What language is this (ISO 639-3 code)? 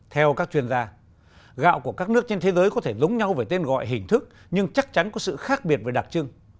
vie